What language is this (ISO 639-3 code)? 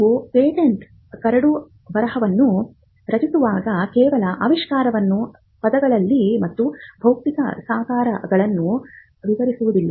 kan